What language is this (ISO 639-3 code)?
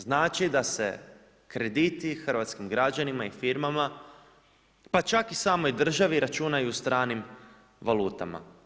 hrv